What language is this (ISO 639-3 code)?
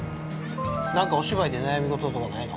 jpn